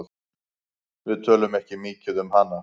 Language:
Icelandic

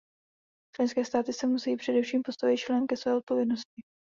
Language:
Czech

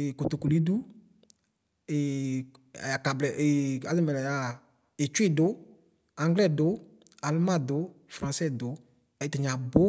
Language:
Ikposo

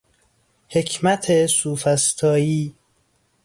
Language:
Persian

